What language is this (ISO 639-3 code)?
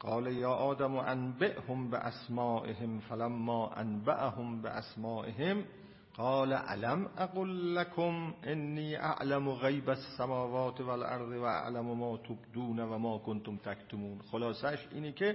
fas